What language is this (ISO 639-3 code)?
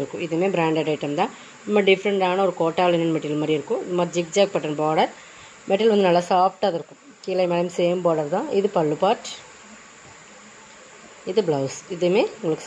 ron